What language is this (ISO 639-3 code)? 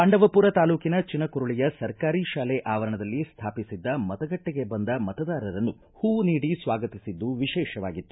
kan